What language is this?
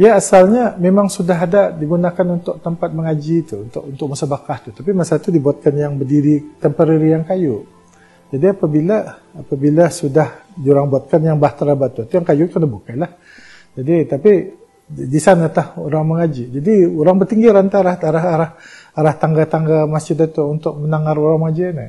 Malay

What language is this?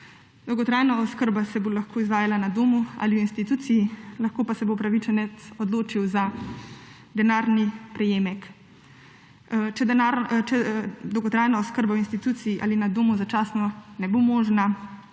Slovenian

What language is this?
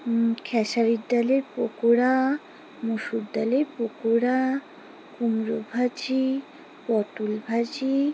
Bangla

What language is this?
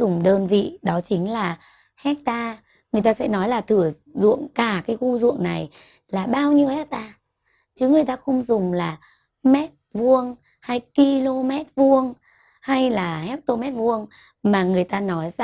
Vietnamese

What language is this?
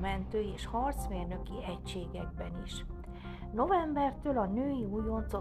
Hungarian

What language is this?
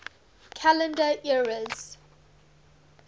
English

